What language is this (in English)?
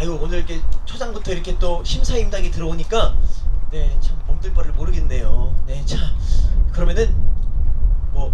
Korean